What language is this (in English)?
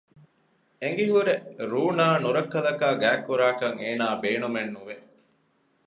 Divehi